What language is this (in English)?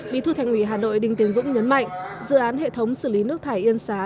Vietnamese